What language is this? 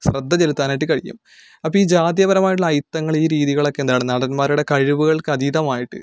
Malayalam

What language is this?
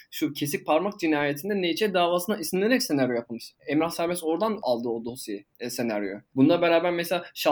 Turkish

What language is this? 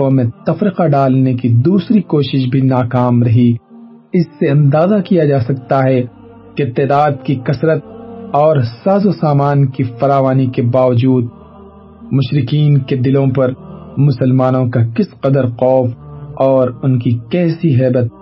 Urdu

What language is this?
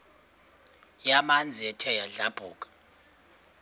Xhosa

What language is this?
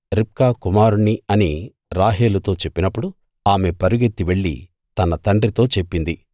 Telugu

